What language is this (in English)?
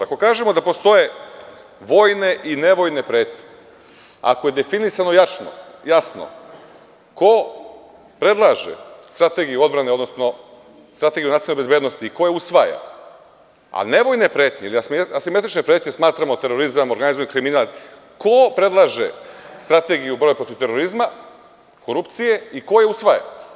Serbian